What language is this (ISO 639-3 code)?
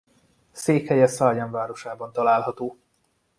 hun